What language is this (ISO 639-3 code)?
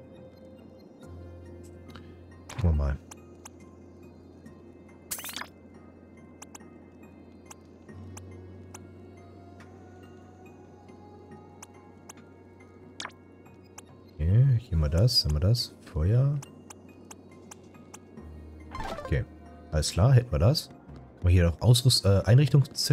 deu